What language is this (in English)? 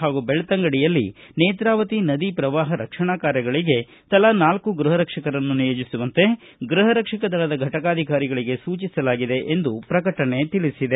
Kannada